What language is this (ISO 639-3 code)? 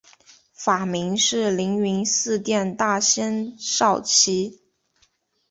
zho